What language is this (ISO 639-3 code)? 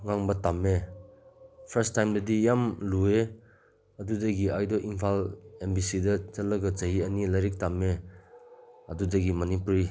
mni